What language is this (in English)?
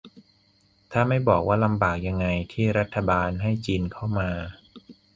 Thai